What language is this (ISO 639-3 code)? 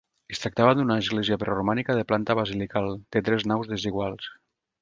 cat